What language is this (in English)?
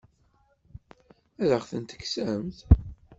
Kabyle